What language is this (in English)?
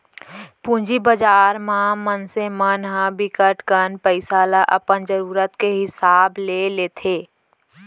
Chhattisgarhi